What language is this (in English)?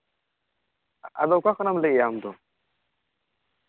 Santali